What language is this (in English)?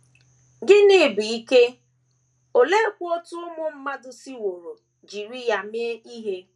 Igbo